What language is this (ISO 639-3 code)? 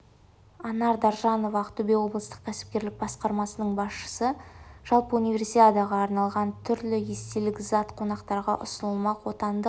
kaz